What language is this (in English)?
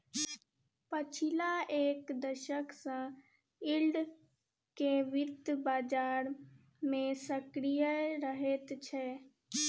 Maithili